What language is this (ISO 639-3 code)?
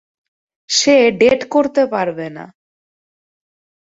ben